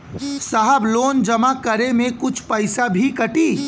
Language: Bhojpuri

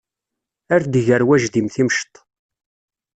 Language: Kabyle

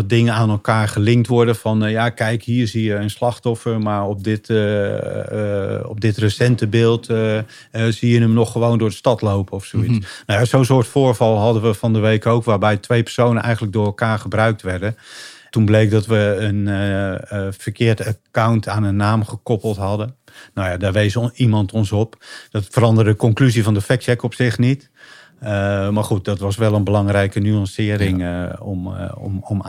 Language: Dutch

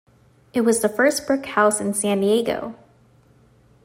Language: English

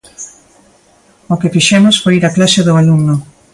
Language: Galician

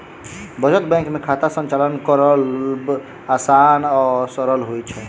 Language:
Maithili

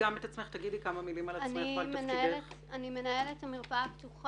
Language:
Hebrew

